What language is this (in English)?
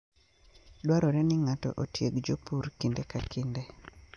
Luo (Kenya and Tanzania)